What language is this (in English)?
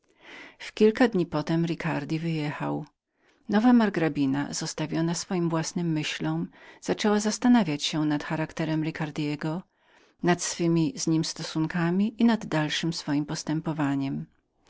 Polish